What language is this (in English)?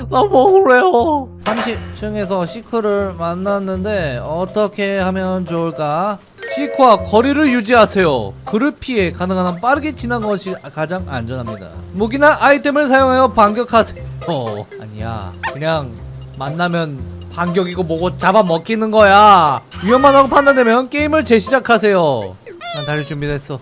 Korean